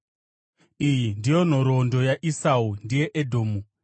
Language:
Shona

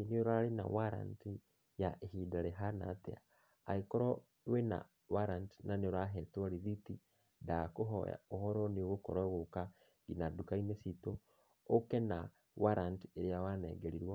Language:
Kikuyu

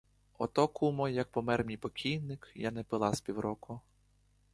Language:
Ukrainian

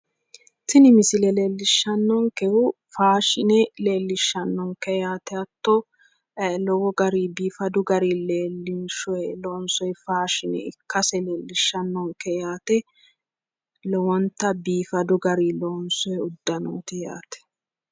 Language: Sidamo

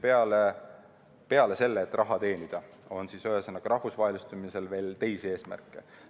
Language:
Estonian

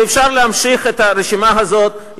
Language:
Hebrew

